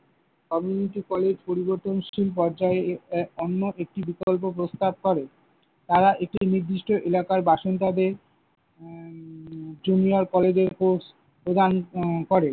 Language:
Bangla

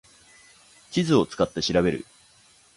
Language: Japanese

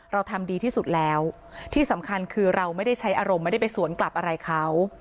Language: Thai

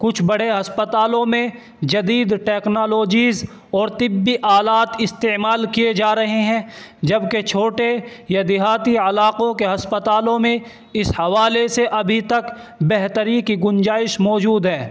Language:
Urdu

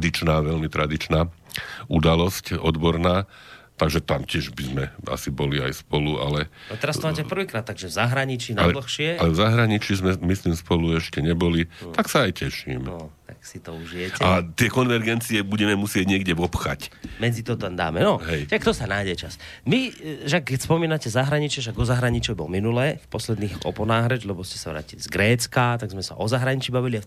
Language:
Slovak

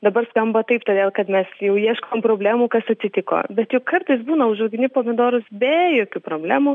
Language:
Lithuanian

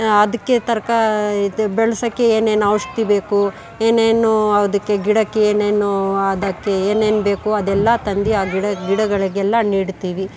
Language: Kannada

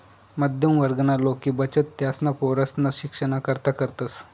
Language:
Marathi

